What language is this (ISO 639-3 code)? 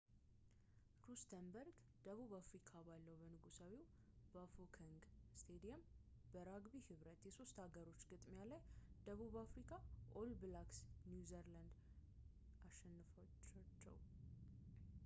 amh